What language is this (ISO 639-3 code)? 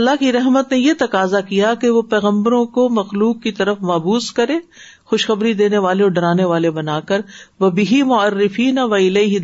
urd